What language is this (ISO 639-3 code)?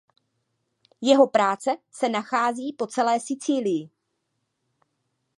ces